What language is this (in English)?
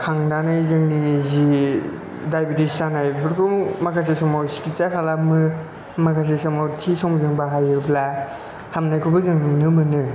Bodo